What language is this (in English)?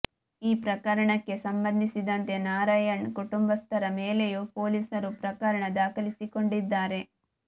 Kannada